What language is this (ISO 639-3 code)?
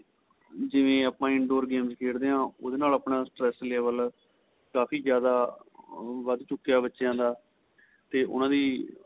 pan